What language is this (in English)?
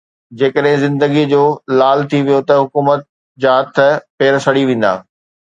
Sindhi